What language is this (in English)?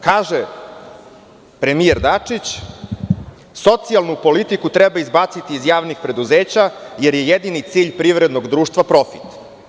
Serbian